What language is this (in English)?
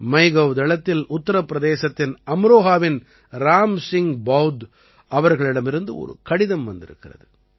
Tamil